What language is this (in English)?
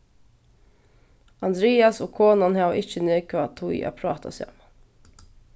Faroese